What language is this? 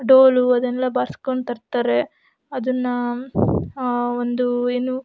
Kannada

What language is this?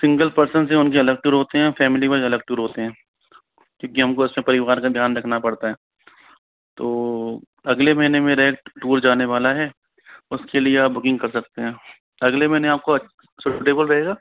Hindi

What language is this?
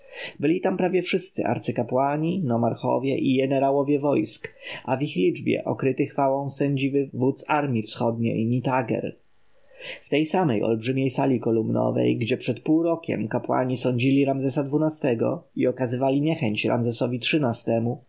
Polish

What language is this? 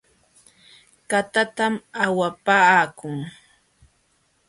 Jauja Wanca Quechua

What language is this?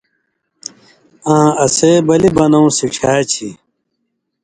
Indus Kohistani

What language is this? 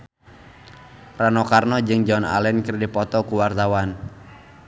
Sundanese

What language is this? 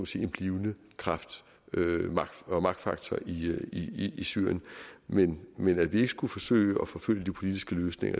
Danish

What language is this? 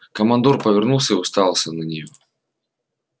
Russian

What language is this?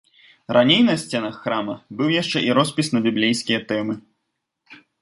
Belarusian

